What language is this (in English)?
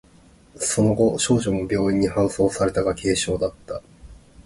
Japanese